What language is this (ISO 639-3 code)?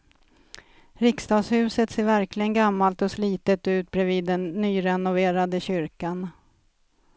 swe